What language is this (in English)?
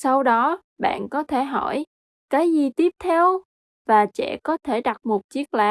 Vietnamese